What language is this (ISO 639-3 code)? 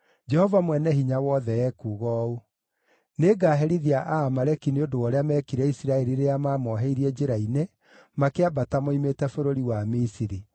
kik